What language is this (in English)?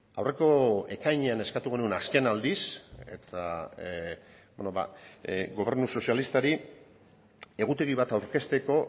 Basque